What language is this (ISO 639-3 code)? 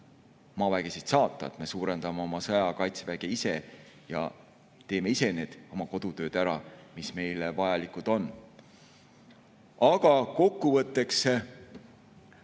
est